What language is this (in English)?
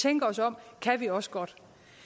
Danish